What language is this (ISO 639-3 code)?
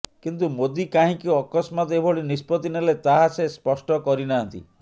ori